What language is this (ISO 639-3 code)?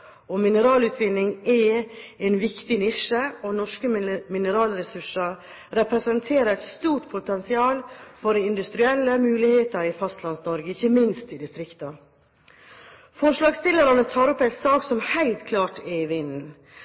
nob